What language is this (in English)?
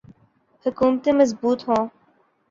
Urdu